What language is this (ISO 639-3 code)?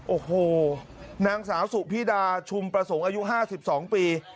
tha